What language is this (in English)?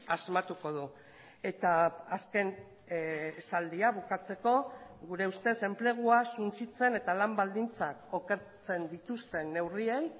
Basque